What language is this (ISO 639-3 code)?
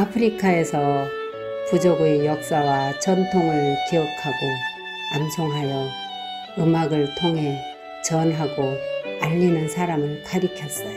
kor